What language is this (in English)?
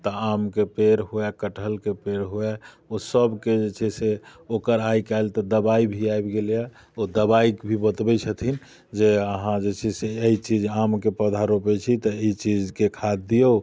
Maithili